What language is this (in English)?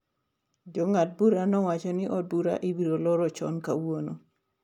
Luo (Kenya and Tanzania)